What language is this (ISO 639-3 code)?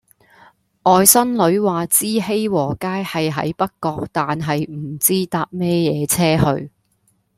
yue